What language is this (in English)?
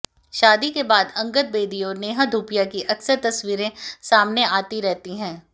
Hindi